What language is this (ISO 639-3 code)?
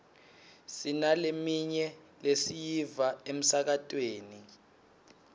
ssw